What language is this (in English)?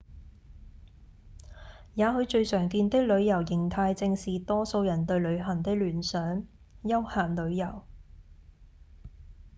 Cantonese